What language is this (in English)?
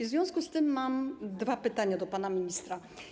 Polish